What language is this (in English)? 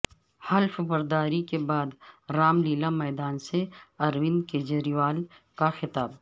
Urdu